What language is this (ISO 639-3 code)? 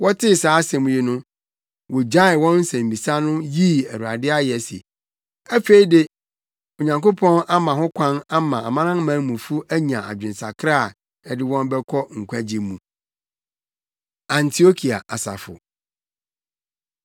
aka